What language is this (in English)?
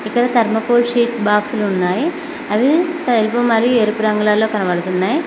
Telugu